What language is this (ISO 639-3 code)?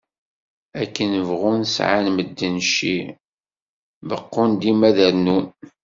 kab